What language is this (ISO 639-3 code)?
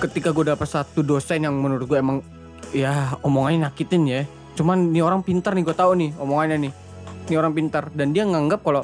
ind